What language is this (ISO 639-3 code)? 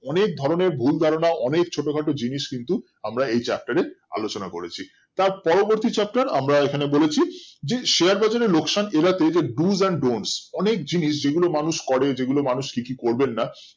ben